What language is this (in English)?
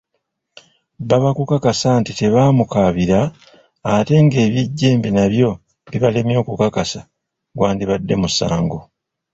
Ganda